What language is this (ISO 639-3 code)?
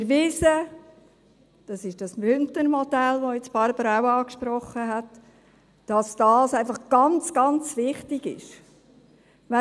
gsw